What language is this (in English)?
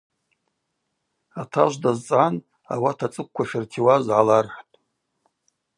Abaza